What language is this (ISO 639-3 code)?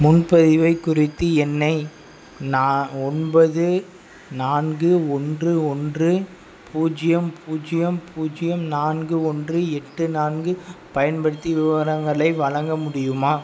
tam